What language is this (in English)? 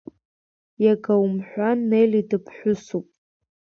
Abkhazian